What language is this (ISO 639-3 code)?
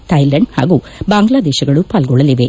kan